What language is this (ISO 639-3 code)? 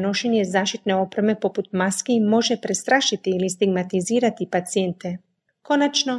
hrv